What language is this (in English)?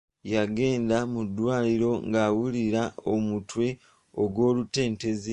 Ganda